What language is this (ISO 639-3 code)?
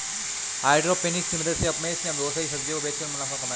hin